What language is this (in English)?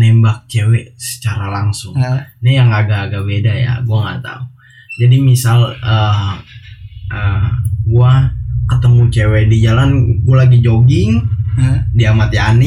Indonesian